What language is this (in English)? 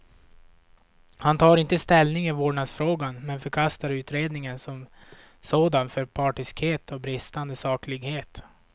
Swedish